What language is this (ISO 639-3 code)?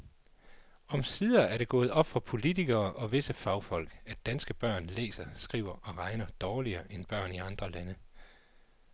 dan